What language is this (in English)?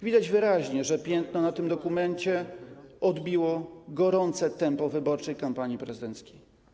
Polish